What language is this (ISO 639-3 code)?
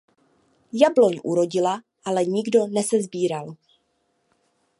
ces